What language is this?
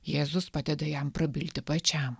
Lithuanian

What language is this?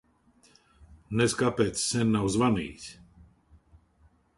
Latvian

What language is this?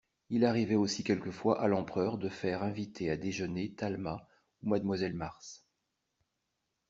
French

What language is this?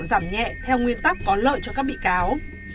Vietnamese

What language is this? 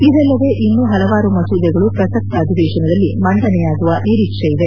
Kannada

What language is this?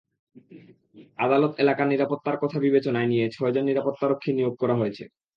Bangla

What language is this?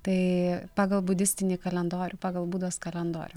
Lithuanian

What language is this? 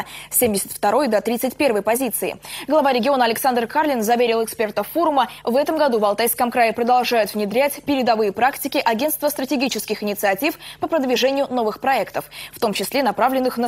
Russian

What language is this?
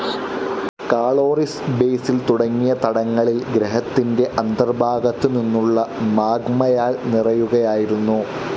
Malayalam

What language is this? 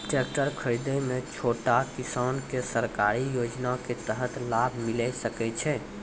Maithili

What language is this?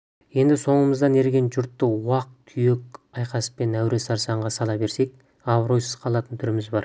Kazakh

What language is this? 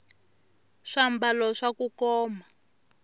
Tsonga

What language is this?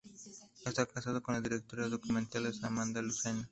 Spanish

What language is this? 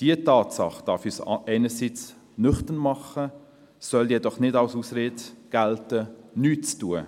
Swiss German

